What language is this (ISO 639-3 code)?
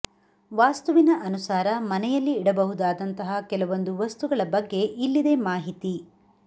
kan